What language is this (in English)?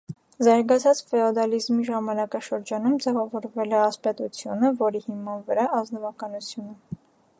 Armenian